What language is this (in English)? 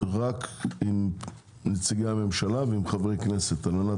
Hebrew